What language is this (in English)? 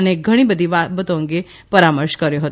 Gujarati